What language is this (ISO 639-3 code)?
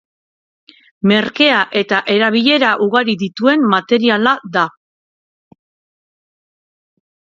eus